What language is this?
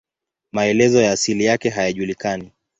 Swahili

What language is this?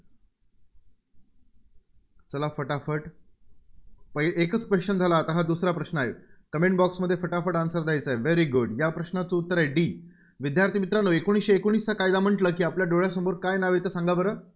Marathi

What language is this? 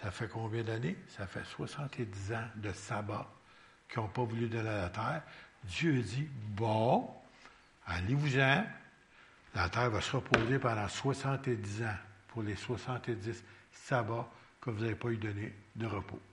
French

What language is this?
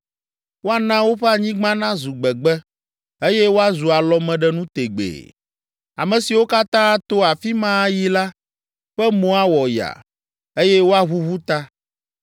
Ewe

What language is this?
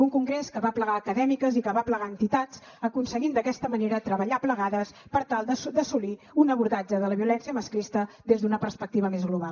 Catalan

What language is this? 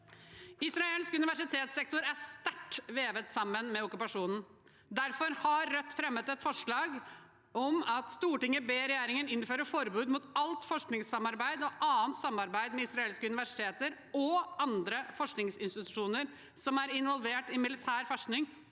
Norwegian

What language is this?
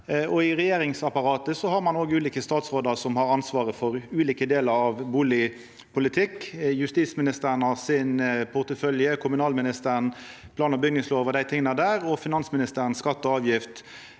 Norwegian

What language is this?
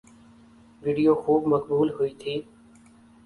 Urdu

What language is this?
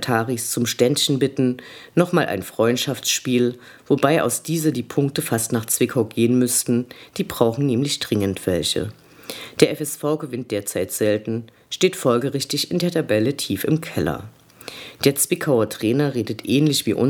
German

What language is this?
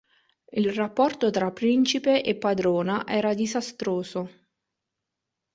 Italian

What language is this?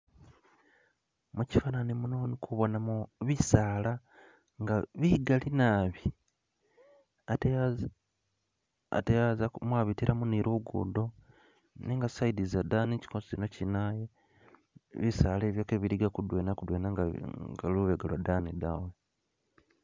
Masaaba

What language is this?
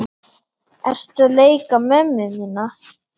Icelandic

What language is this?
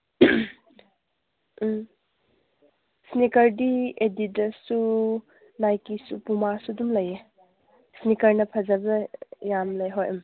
Manipuri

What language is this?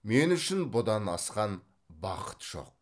Kazakh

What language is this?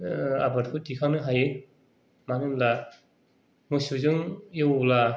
Bodo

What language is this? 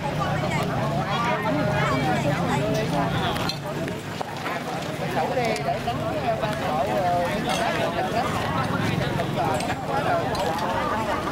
Vietnamese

